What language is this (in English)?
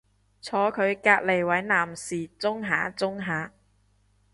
Cantonese